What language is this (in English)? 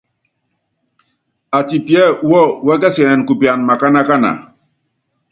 Yangben